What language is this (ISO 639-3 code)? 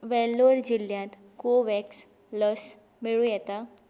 kok